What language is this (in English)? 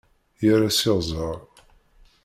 Kabyle